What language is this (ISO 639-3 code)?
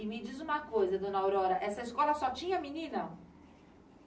por